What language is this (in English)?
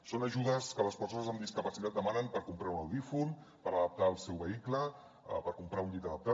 Catalan